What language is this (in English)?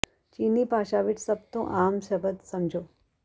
Punjabi